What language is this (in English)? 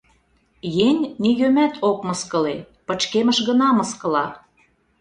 Mari